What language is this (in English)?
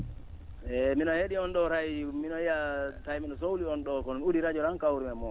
Fula